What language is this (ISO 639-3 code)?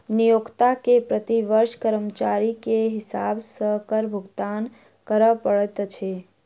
mai